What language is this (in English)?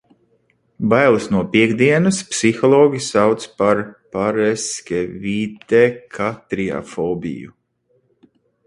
Latvian